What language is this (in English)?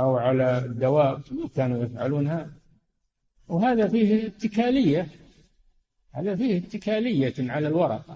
Arabic